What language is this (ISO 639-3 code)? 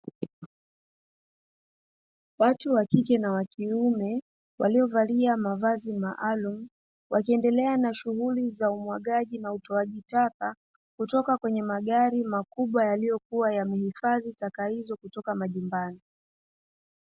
swa